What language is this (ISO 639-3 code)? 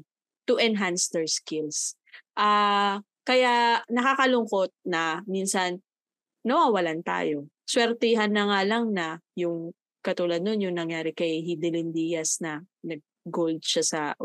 fil